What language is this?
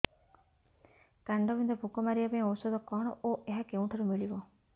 Odia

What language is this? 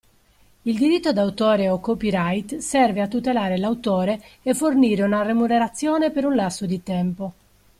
Italian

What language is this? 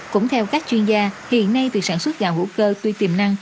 Vietnamese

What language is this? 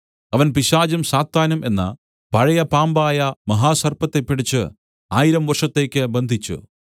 Malayalam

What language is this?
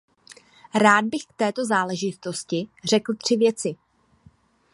Czech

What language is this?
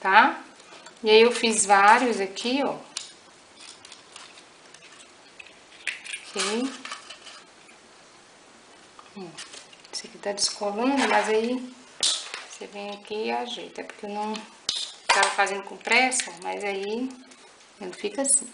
Portuguese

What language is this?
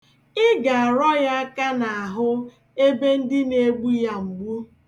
Igbo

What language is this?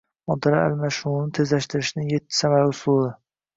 Uzbek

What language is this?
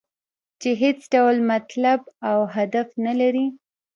Pashto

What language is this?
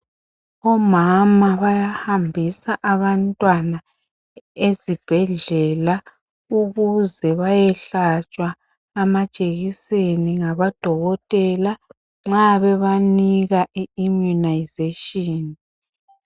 North Ndebele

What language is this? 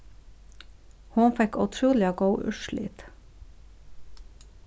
Faroese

